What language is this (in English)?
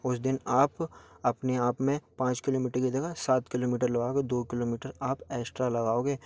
Hindi